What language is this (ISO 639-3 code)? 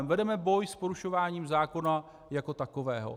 ces